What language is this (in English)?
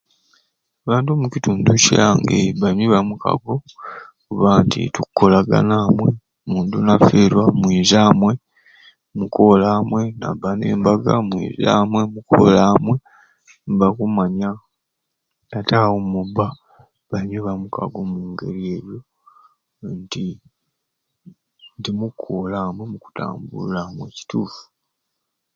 Ruuli